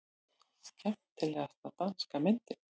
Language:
Icelandic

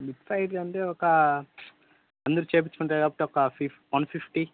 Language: Telugu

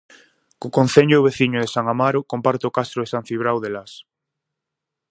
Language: Galician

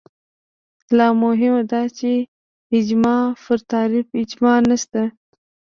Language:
Pashto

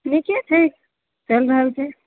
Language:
Maithili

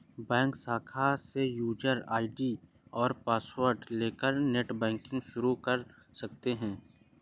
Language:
Hindi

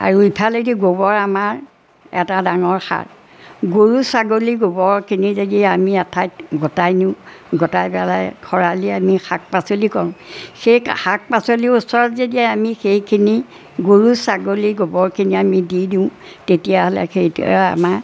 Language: Assamese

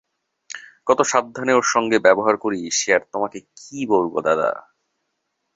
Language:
Bangla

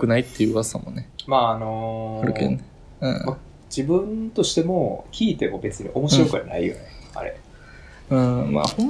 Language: Japanese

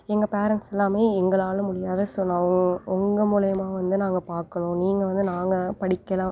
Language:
Tamil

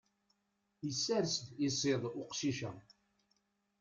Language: Kabyle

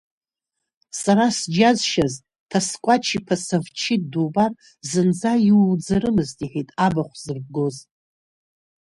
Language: Abkhazian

